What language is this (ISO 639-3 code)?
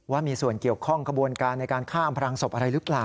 tha